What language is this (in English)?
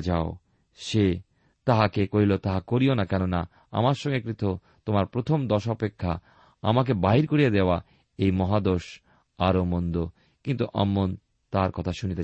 Bangla